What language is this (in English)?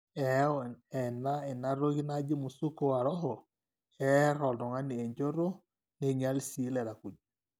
Masai